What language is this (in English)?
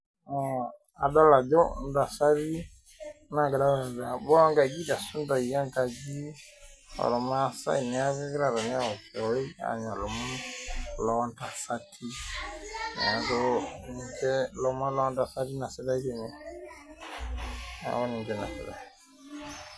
Masai